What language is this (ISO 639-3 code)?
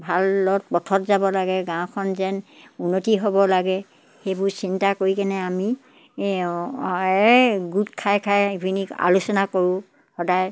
asm